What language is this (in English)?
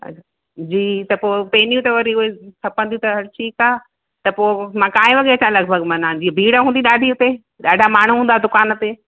Sindhi